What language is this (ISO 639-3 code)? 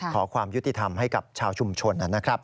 tha